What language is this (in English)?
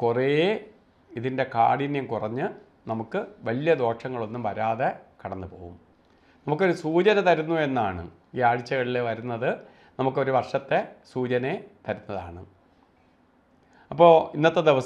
Norwegian